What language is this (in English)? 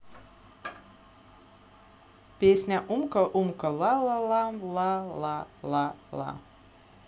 Russian